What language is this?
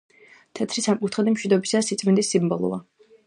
Georgian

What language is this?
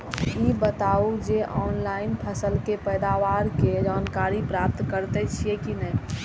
Maithili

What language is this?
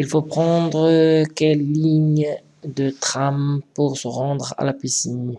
French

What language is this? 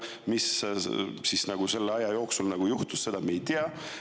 Estonian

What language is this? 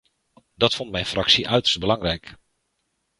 Dutch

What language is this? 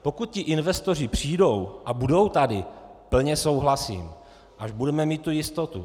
Czech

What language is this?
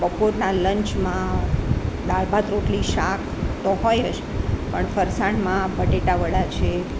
Gujarati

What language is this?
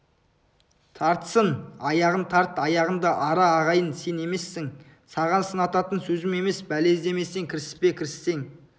Kazakh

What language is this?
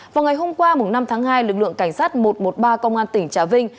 Vietnamese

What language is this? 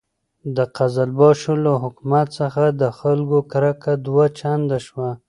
Pashto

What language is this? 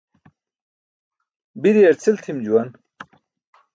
Burushaski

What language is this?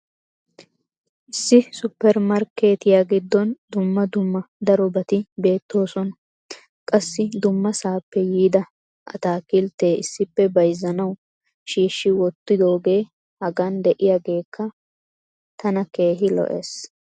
Wolaytta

